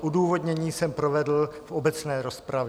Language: Czech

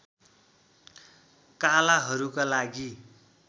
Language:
Nepali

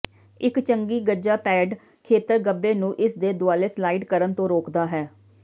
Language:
Punjabi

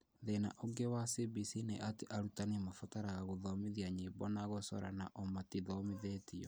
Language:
Kikuyu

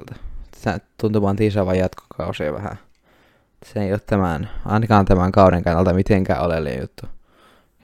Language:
Finnish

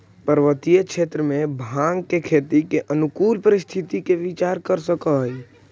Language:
Magahi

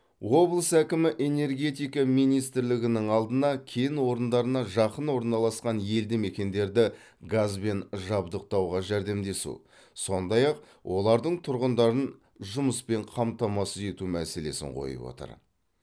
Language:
Kazakh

